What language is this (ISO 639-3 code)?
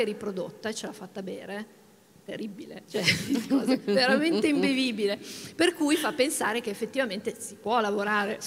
ita